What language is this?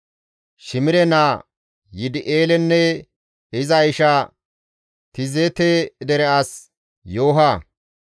Gamo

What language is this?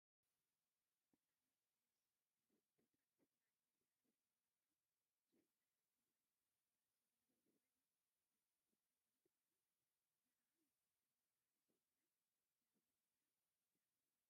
Tigrinya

